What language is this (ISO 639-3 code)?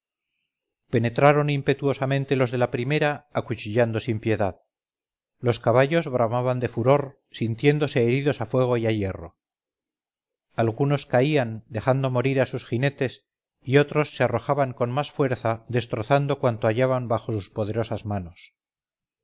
spa